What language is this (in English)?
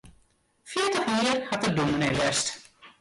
Western Frisian